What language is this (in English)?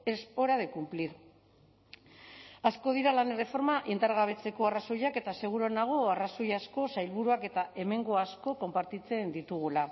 Basque